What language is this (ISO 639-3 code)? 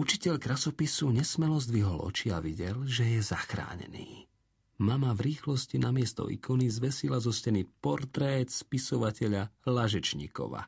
slk